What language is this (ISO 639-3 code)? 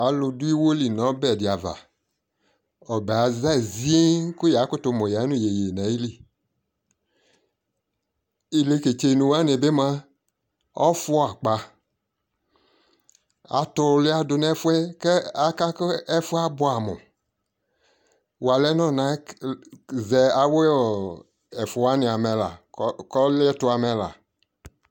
kpo